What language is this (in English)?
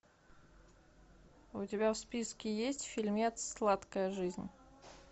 Russian